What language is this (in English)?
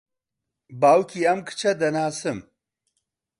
Central Kurdish